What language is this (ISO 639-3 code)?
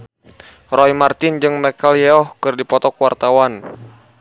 sun